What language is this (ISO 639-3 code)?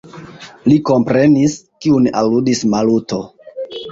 epo